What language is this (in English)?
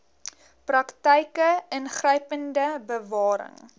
Afrikaans